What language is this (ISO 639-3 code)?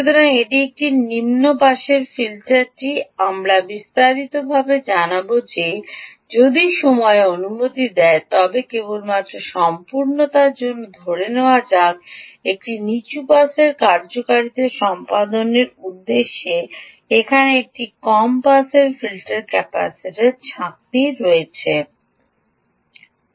ben